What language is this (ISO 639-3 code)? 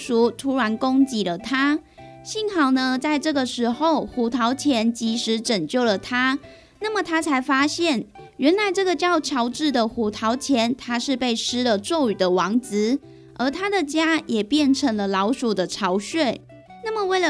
zho